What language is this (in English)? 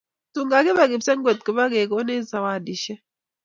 Kalenjin